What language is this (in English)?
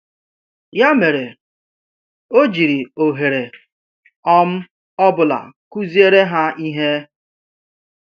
Igbo